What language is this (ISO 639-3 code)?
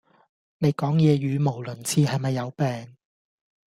yue